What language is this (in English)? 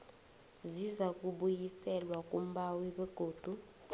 South Ndebele